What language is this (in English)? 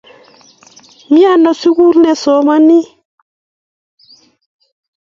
Kalenjin